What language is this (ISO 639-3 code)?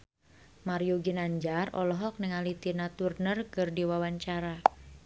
sun